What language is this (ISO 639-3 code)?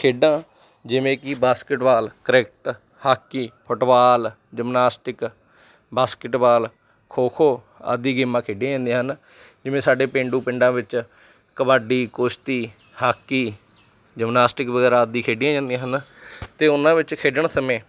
pan